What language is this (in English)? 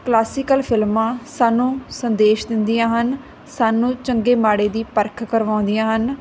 Punjabi